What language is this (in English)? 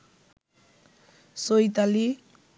Bangla